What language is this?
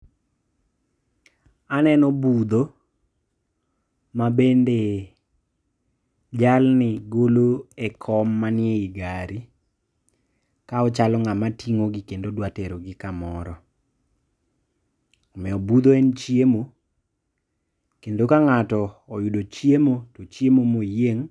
Luo (Kenya and Tanzania)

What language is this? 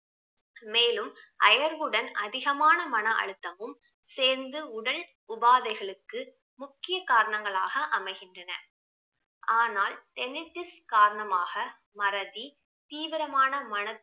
Tamil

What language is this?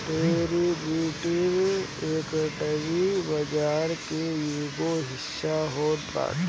Bhojpuri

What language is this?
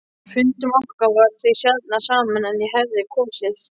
Icelandic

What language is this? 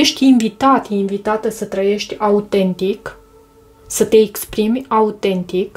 Romanian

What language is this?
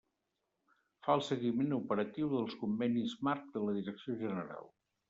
Catalan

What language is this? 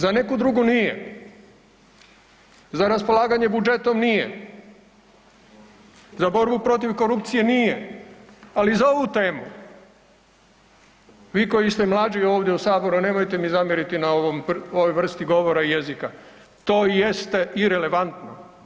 Croatian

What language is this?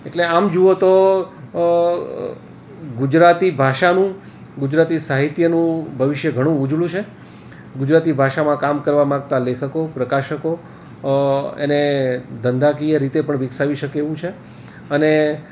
Gujarati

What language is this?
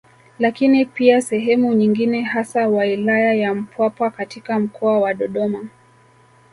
Swahili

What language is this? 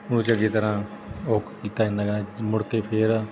Punjabi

